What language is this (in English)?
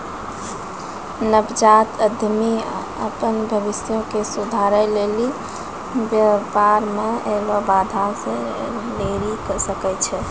Maithili